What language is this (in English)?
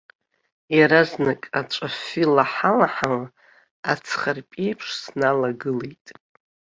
Abkhazian